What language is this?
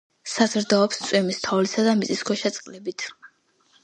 Georgian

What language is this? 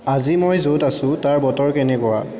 Assamese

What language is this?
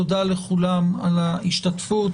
Hebrew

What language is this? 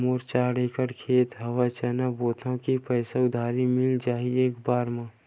Chhattisgarhi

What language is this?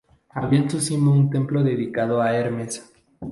Spanish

